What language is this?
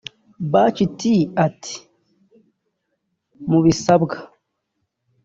Kinyarwanda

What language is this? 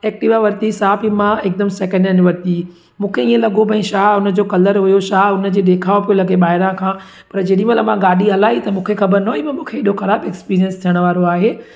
Sindhi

